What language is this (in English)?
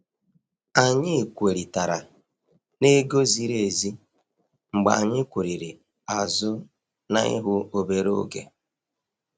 Igbo